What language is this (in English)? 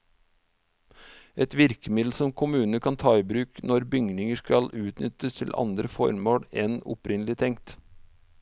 Norwegian